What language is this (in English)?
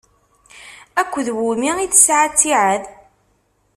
Kabyle